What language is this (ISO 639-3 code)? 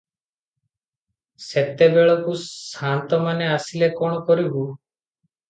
ori